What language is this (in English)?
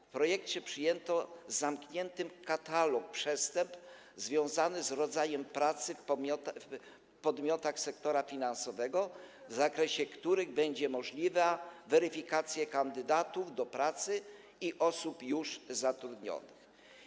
Polish